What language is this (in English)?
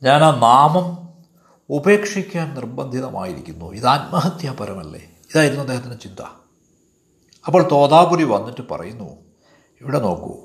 Malayalam